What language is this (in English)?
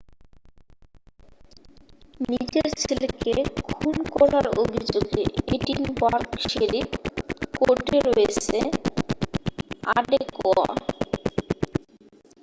Bangla